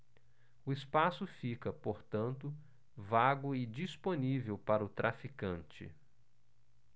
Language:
Portuguese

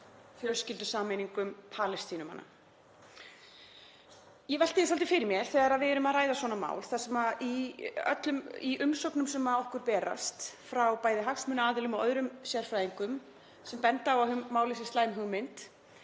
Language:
Icelandic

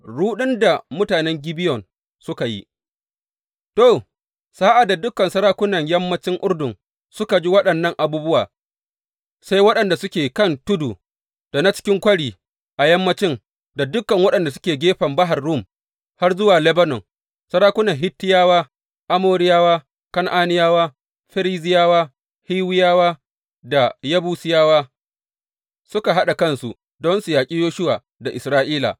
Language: Hausa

